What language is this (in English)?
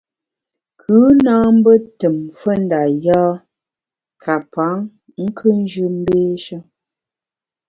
Bamun